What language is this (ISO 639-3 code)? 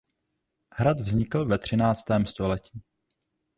ces